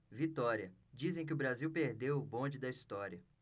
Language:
Portuguese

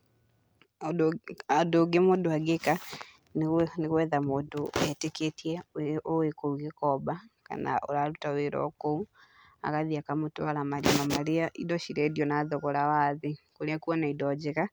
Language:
Kikuyu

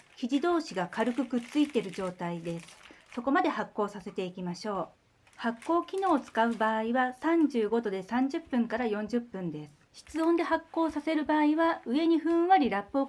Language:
Japanese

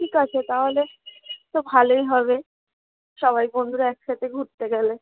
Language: Bangla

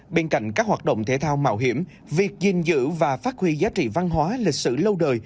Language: Vietnamese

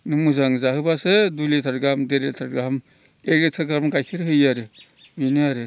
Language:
Bodo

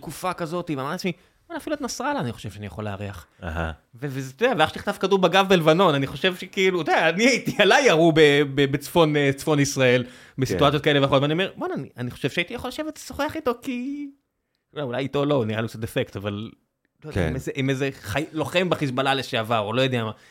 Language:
Hebrew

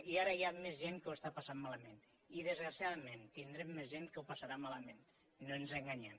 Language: Catalan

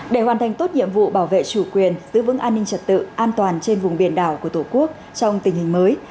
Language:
Vietnamese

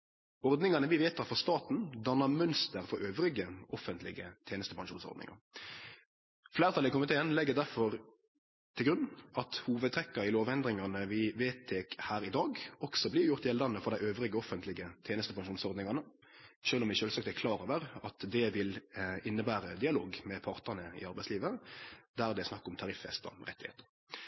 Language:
Norwegian Nynorsk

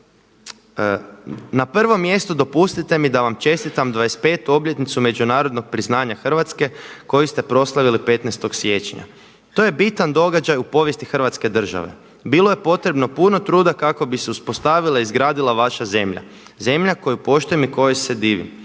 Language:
Croatian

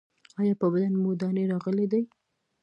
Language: Pashto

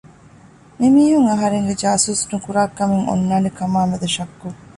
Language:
Divehi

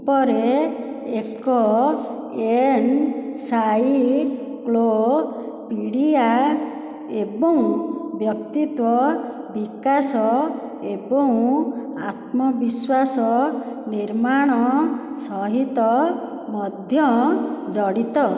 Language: Odia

